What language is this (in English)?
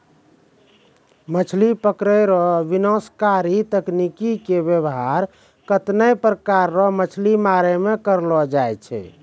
Maithili